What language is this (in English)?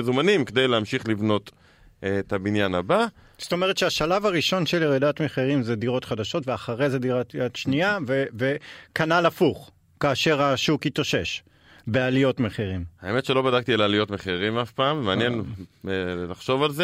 Hebrew